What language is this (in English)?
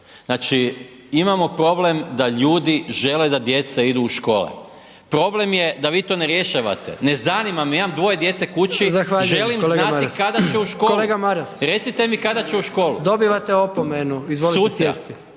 Croatian